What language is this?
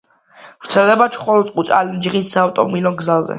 Georgian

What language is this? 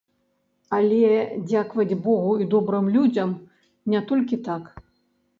Belarusian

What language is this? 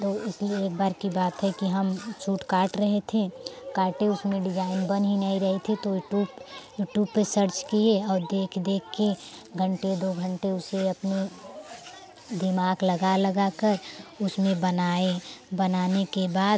Hindi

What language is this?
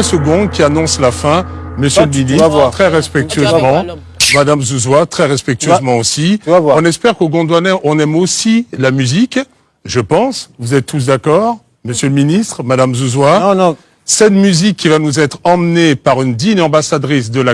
French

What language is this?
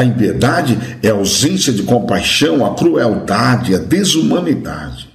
Portuguese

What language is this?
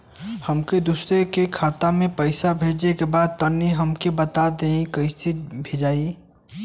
Bhojpuri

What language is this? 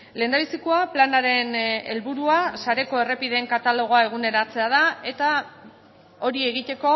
Basque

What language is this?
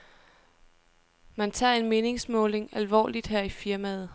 Danish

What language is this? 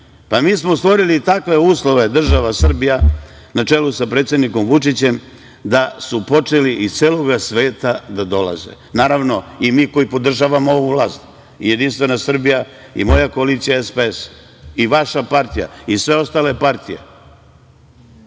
Serbian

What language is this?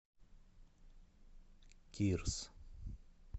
Russian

